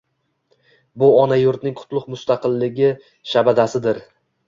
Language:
Uzbek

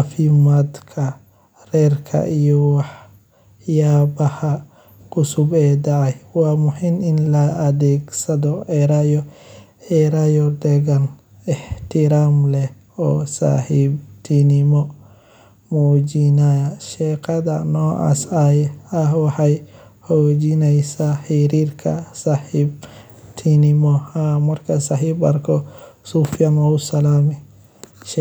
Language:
Somali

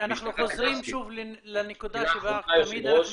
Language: Hebrew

